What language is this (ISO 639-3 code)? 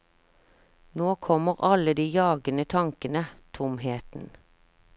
nor